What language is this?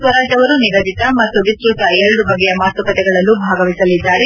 Kannada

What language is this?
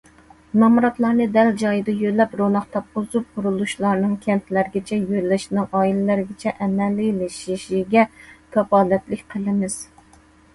Uyghur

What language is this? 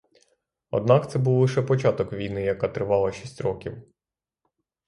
Ukrainian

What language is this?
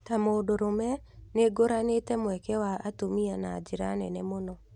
Kikuyu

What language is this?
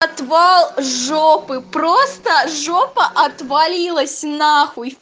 Russian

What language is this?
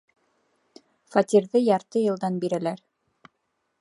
Bashkir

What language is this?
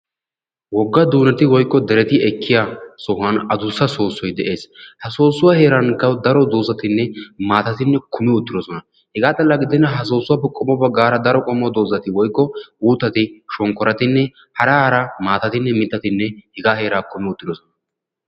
Wolaytta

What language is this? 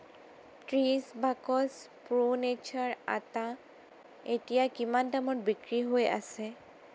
Assamese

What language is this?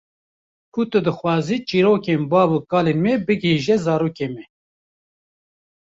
Kurdish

